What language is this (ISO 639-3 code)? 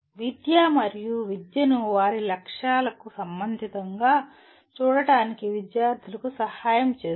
tel